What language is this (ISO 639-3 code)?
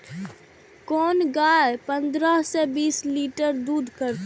mai